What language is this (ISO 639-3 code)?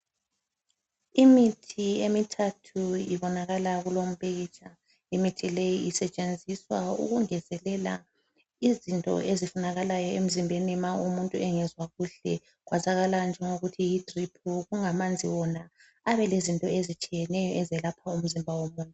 nde